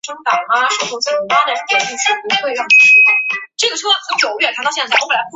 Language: Chinese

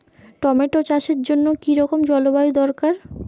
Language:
Bangla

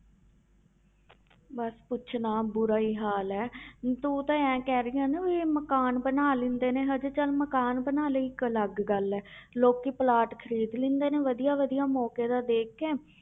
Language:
Punjabi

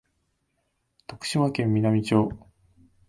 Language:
Japanese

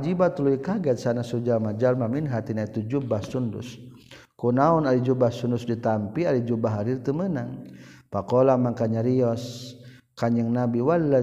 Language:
Malay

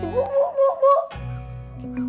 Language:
Indonesian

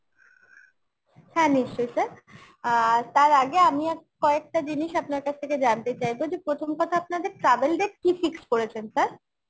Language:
Bangla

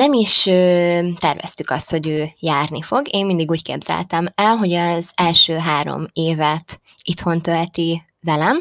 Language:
Hungarian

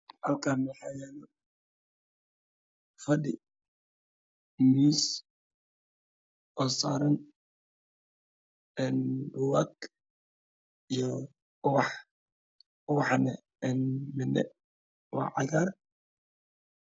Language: Somali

